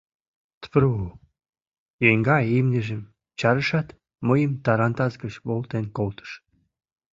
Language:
Mari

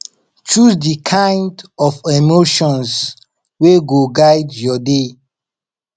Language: Nigerian Pidgin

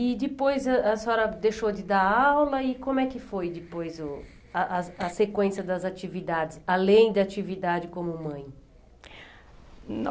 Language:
Portuguese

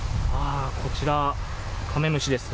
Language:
Japanese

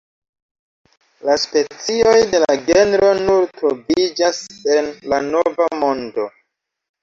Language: Esperanto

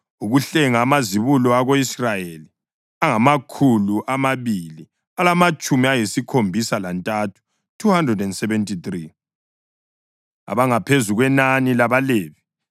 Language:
North Ndebele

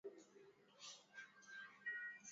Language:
Swahili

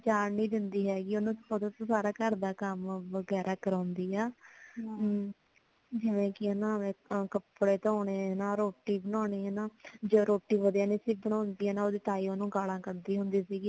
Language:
Punjabi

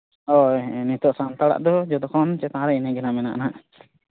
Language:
Santali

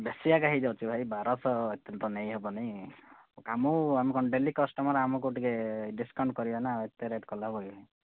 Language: Odia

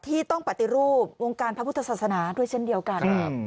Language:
Thai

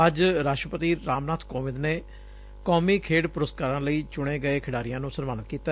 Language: Punjabi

